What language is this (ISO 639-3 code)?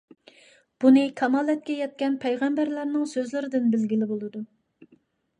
uig